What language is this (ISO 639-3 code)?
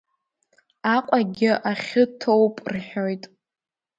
abk